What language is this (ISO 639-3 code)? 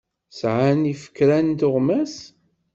kab